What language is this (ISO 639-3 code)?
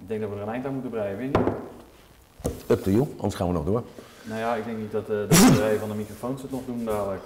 nld